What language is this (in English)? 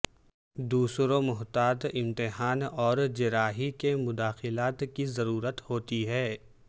Urdu